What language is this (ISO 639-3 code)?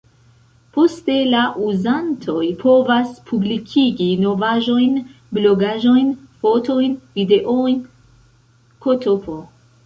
epo